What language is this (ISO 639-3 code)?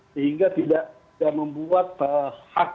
ind